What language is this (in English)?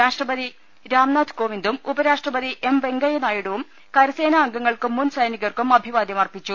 Malayalam